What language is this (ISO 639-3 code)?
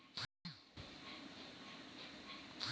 bho